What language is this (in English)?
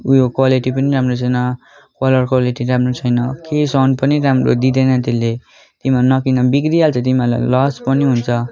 Nepali